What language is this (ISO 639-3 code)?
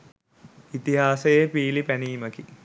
sin